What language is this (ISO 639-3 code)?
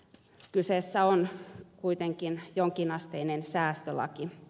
fin